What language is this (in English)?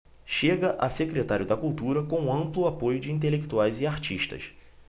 Portuguese